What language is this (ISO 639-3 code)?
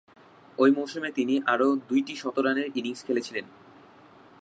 ben